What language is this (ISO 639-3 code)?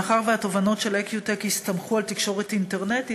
heb